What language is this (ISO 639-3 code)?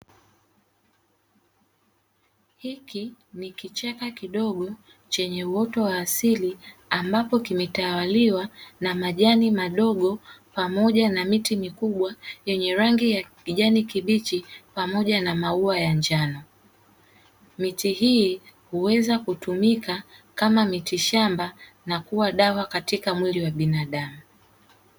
swa